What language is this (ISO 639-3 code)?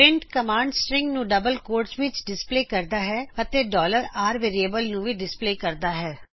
pan